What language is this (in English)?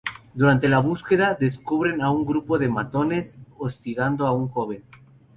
Spanish